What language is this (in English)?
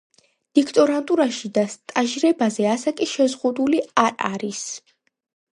Georgian